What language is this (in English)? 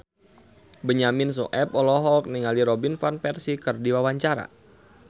Sundanese